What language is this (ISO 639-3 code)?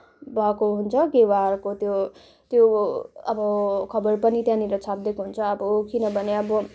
nep